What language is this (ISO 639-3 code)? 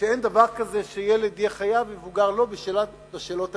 heb